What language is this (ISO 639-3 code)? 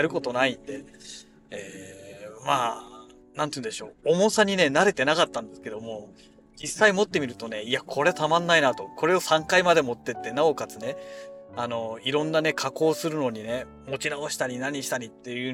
jpn